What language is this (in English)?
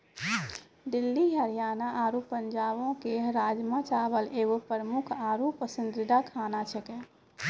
Maithili